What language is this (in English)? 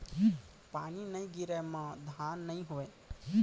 Chhattisgarhi